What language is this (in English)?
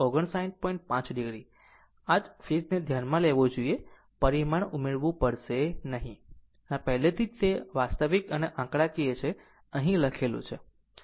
Gujarati